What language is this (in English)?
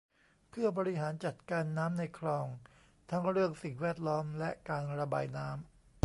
Thai